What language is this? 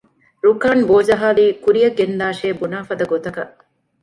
Divehi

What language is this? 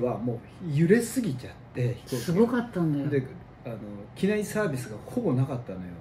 Japanese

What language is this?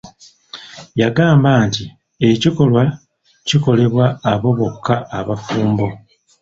Ganda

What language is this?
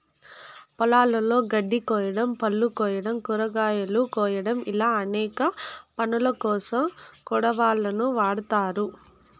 Telugu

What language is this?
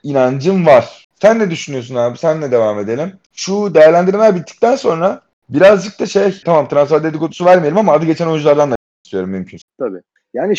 Turkish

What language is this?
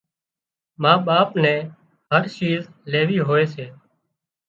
Wadiyara Koli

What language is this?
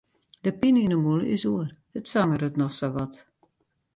Western Frisian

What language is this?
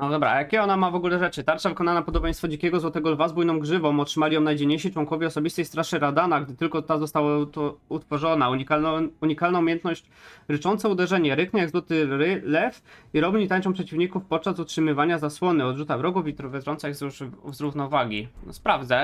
Polish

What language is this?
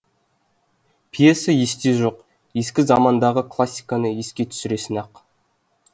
Kazakh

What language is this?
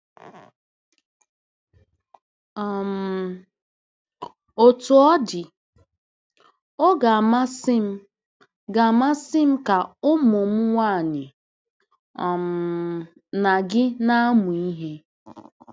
Igbo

